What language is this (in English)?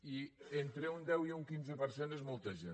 Catalan